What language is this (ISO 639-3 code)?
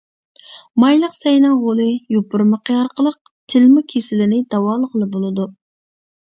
uig